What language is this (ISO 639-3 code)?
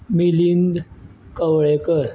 kok